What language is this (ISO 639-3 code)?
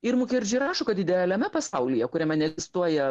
lit